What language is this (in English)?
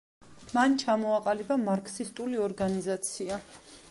Georgian